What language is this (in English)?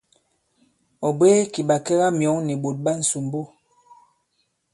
Bankon